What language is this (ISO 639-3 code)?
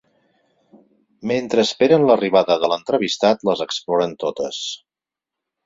cat